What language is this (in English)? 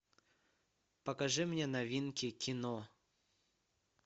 Russian